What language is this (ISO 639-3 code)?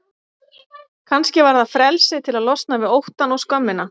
isl